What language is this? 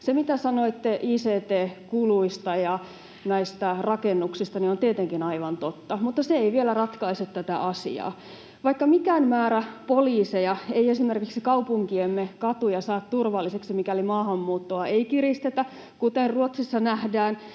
Finnish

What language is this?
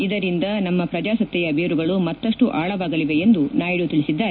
Kannada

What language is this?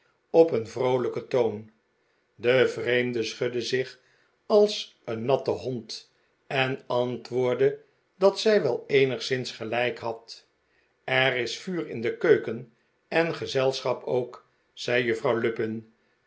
Dutch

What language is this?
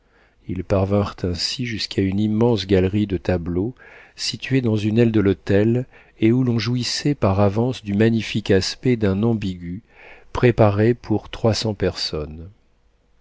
French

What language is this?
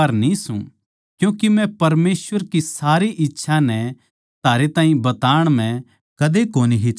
Haryanvi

